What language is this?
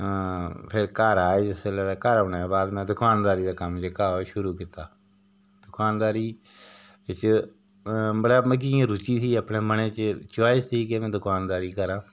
Dogri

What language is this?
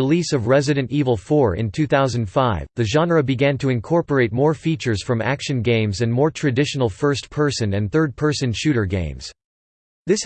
English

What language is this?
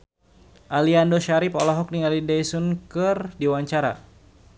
Sundanese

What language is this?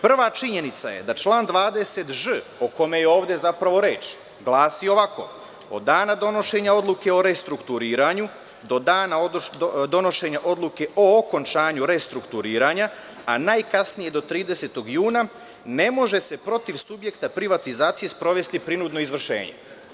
Serbian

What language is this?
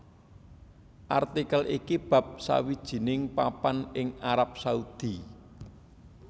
Javanese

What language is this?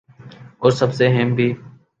Urdu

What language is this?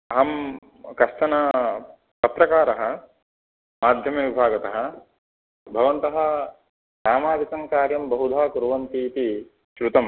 Sanskrit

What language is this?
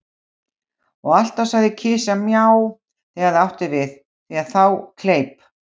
Icelandic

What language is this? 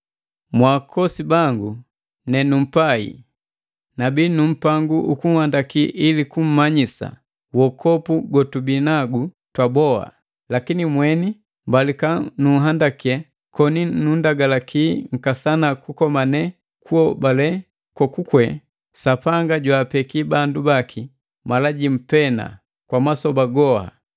Matengo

